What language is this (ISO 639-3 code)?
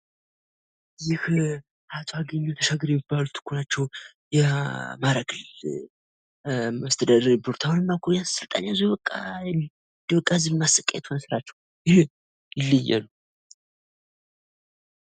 amh